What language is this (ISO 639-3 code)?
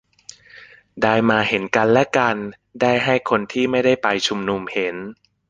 tha